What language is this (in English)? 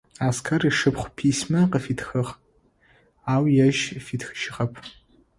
Adyghe